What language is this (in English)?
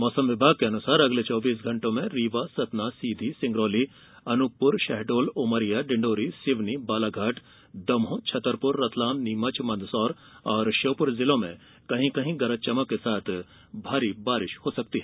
Hindi